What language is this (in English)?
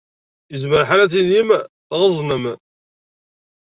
Kabyle